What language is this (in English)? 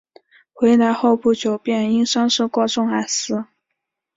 Chinese